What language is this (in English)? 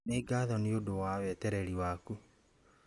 Kikuyu